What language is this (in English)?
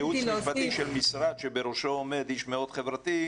Hebrew